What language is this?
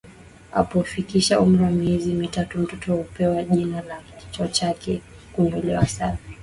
Swahili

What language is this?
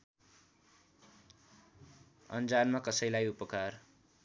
Nepali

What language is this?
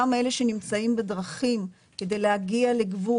Hebrew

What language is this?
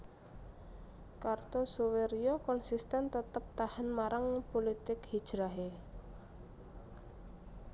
Javanese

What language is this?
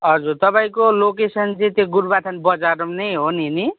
Nepali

